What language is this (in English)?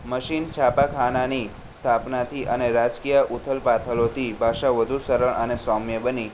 Gujarati